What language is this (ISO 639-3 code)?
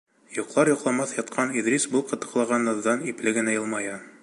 bak